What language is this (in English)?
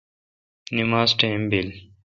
Kalkoti